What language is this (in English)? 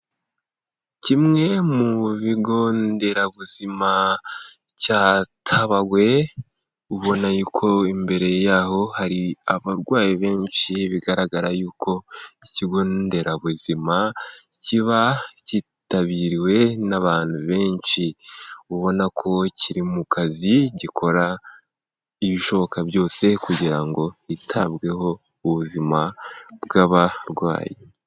Kinyarwanda